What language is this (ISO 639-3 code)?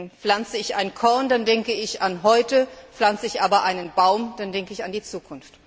deu